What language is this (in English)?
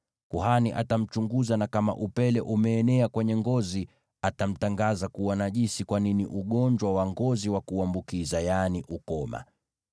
Swahili